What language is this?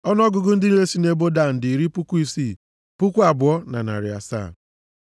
Igbo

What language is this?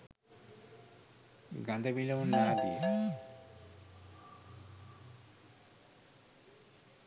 Sinhala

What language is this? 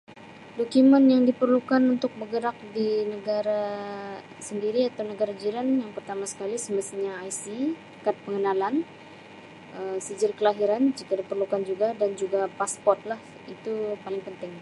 Sabah Malay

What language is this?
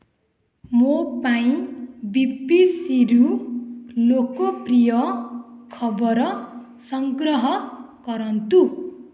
Odia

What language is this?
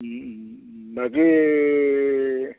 Assamese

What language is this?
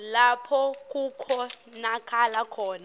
Swati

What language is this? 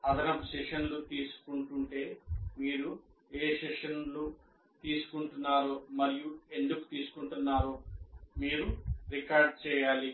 Telugu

